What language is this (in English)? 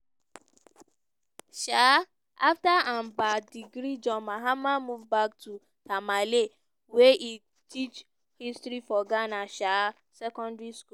Nigerian Pidgin